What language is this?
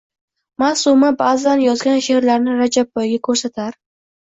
Uzbek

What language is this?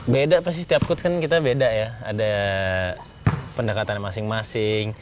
Indonesian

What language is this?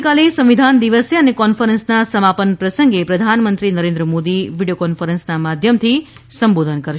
Gujarati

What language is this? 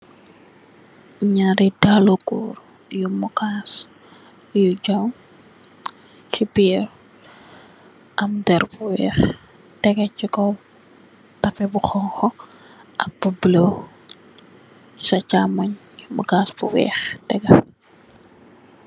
Wolof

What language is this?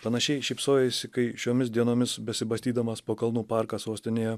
Lithuanian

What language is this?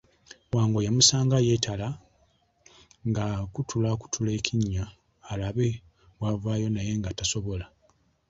Ganda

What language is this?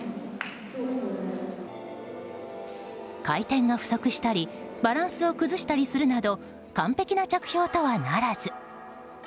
Japanese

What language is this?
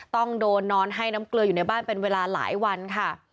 Thai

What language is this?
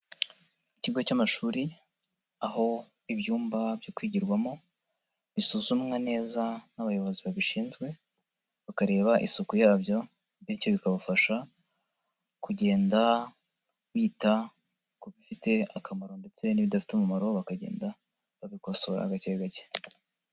Kinyarwanda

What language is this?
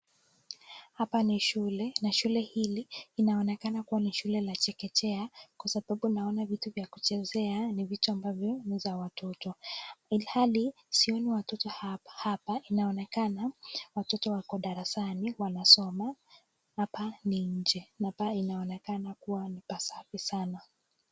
Swahili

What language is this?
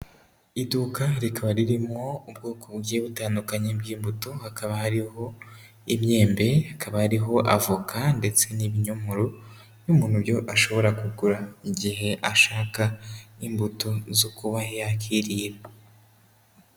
Kinyarwanda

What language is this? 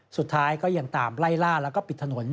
Thai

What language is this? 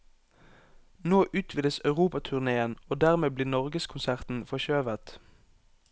Norwegian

